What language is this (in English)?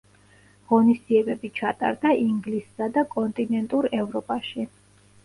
Georgian